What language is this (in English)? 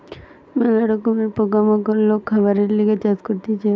Bangla